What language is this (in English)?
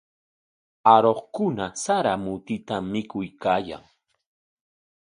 Corongo Ancash Quechua